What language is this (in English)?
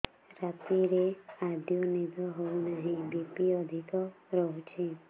Odia